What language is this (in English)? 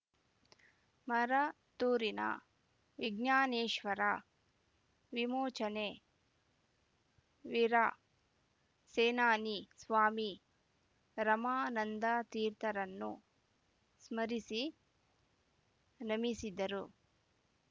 Kannada